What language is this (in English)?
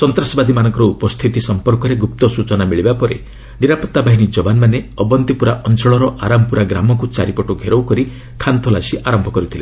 Odia